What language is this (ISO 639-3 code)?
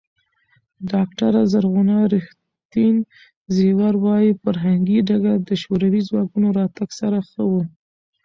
pus